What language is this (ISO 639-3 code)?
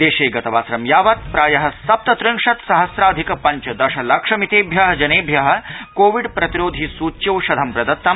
san